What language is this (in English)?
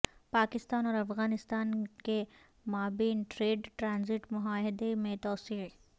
Urdu